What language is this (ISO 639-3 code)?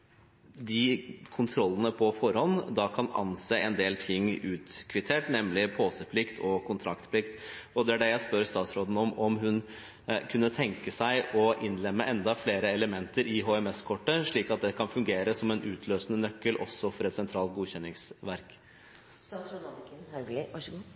nob